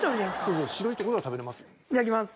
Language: Japanese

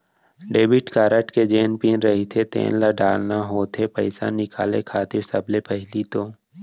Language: Chhattisgarhi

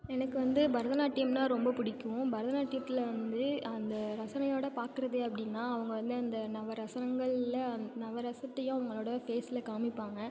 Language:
Tamil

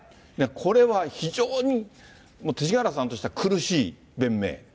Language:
Japanese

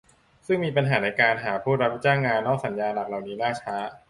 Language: Thai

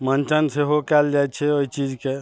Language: Maithili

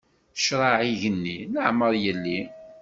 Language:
Kabyle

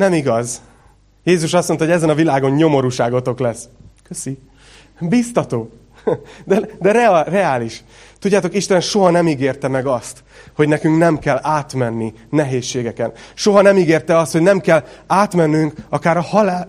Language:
Hungarian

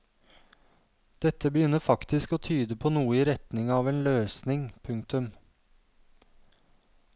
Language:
Norwegian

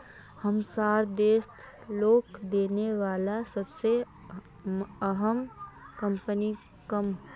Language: Magahi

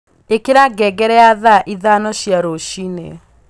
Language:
Kikuyu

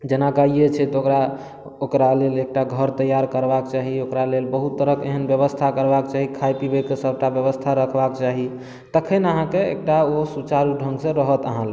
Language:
Maithili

